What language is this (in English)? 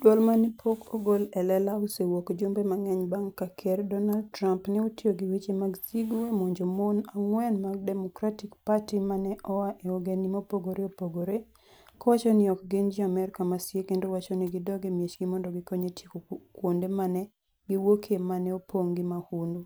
Luo (Kenya and Tanzania)